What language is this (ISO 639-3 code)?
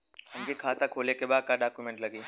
bho